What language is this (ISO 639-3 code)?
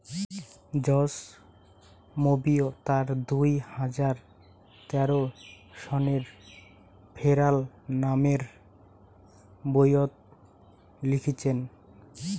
ben